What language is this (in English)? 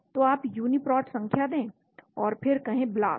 Hindi